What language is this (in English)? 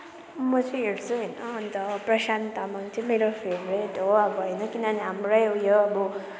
Nepali